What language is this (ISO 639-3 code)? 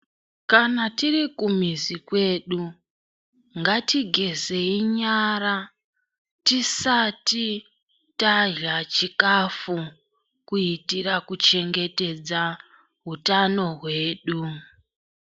ndc